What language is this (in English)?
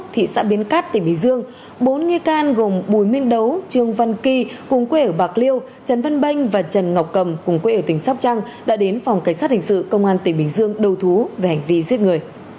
Vietnamese